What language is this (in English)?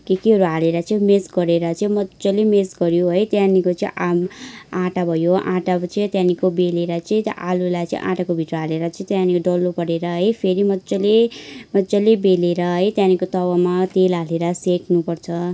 Nepali